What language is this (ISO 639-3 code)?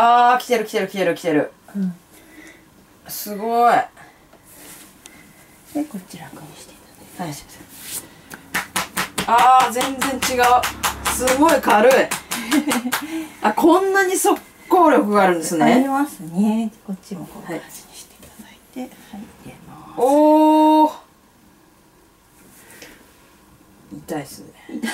jpn